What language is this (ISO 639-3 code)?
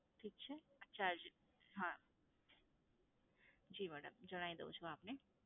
guj